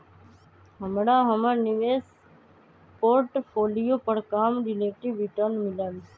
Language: Magahi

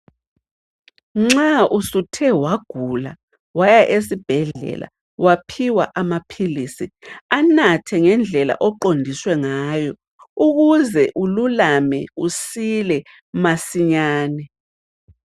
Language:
North Ndebele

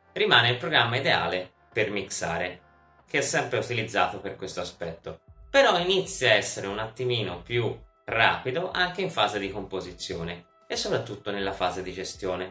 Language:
Italian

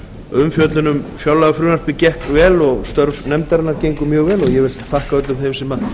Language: Icelandic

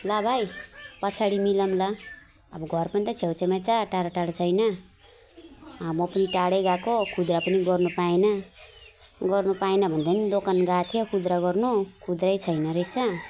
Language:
Nepali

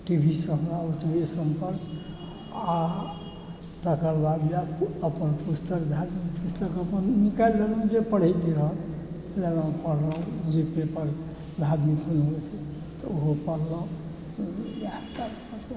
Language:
Maithili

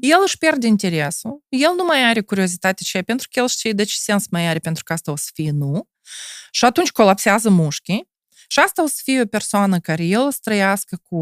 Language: Romanian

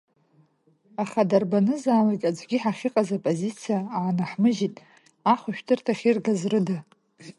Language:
Abkhazian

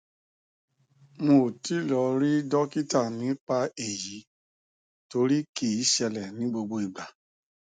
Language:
Yoruba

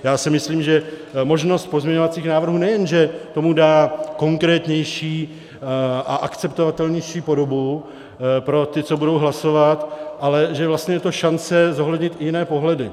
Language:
Czech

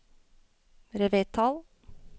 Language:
Norwegian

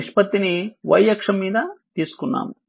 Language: Telugu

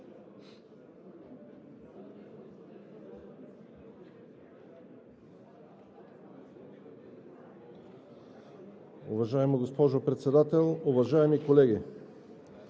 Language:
Bulgarian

